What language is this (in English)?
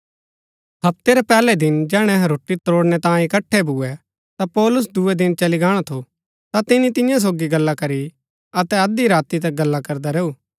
Gaddi